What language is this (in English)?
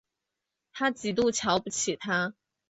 Chinese